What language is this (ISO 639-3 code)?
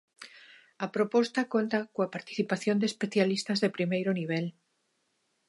glg